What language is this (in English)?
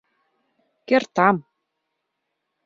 Mari